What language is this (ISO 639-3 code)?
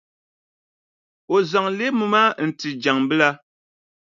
dag